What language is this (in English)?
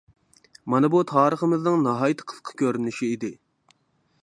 Uyghur